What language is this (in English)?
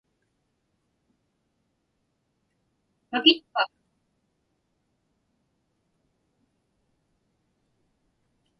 Inupiaq